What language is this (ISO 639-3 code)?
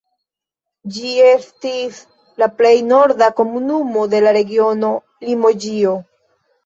epo